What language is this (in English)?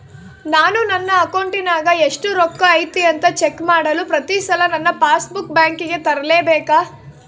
Kannada